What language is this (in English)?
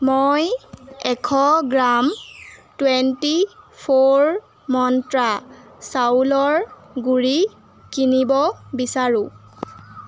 Assamese